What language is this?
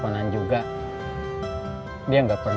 Indonesian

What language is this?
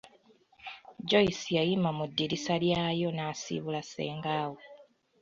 Ganda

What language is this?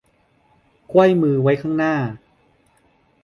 Thai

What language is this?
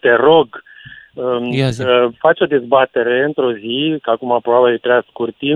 Romanian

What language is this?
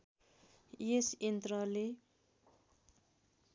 Nepali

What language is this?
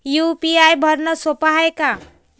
Marathi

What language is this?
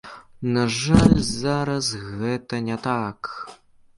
Belarusian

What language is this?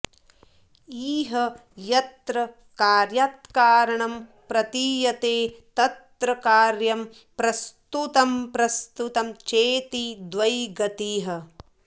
Sanskrit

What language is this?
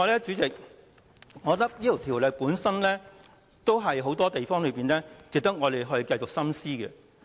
Cantonese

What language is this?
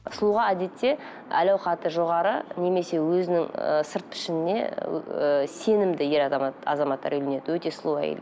Kazakh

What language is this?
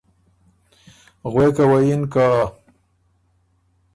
Ormuri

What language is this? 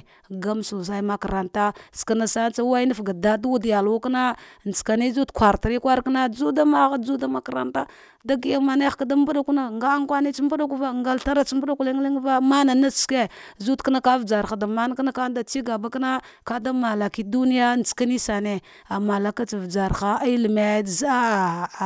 Dghwede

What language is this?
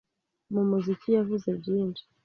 Kinyarwanda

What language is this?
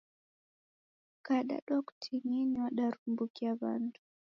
Taita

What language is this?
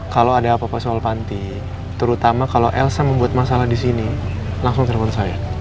Indonesian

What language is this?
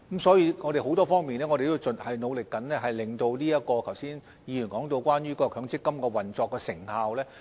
Cantonese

